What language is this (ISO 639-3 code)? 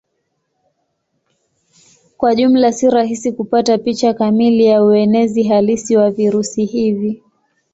swa